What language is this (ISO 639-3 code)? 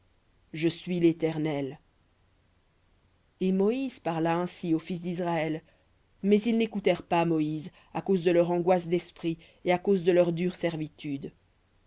fra